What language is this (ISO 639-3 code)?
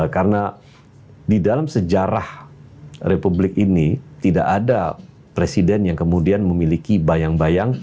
ind